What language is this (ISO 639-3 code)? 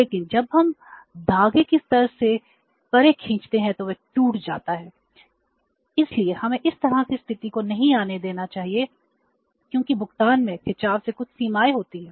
hin